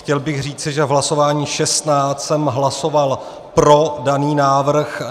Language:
Czech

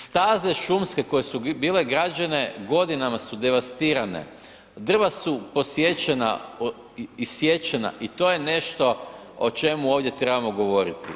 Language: Croatian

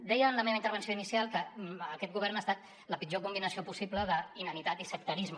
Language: Catalan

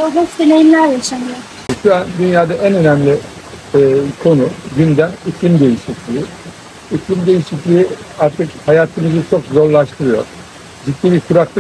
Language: Turkish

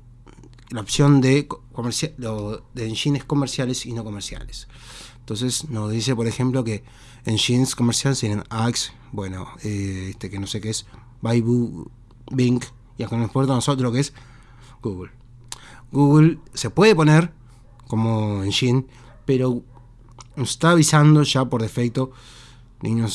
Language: Spanish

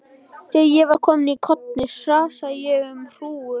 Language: Icelandic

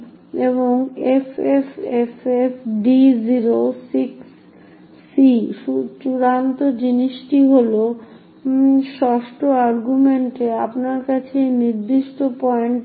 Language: Bangla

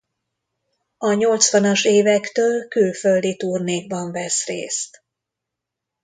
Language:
Hungarian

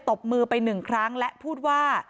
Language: Thai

